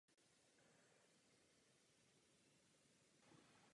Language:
Czech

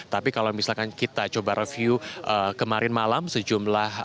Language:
Indonesian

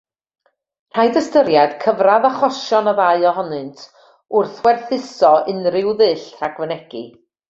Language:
Welsh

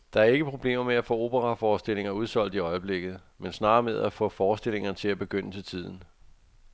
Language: Danish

